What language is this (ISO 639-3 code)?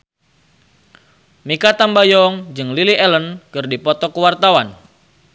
sun